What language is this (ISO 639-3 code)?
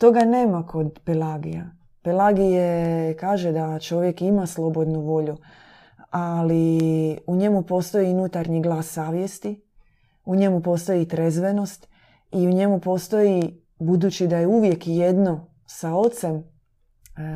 hrv